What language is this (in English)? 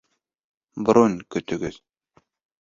Bashkir